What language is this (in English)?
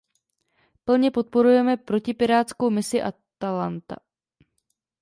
Czech